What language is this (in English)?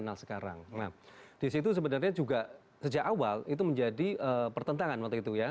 Indonesian